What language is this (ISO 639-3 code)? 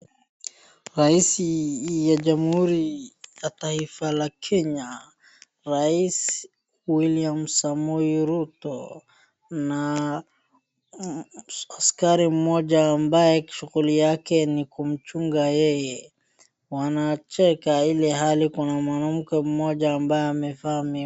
swa